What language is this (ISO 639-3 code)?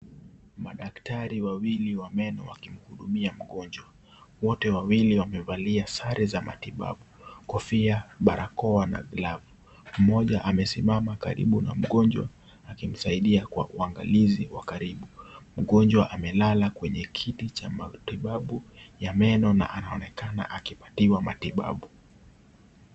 swa